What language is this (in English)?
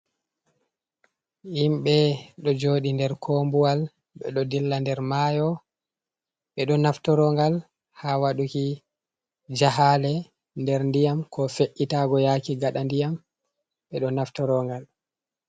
Fula